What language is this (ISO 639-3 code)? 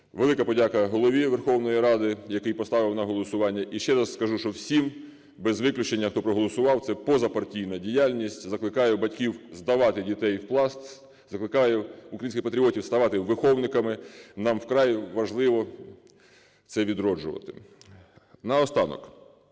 ukr